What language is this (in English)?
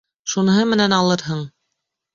Bashkir